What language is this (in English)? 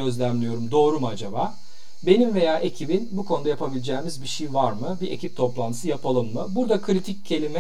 Turkish